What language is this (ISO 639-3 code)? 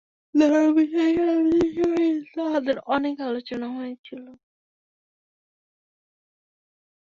ben